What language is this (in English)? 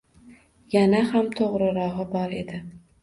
Uzbek